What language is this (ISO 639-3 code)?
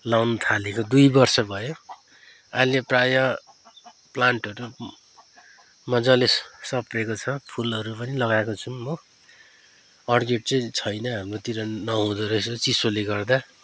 nep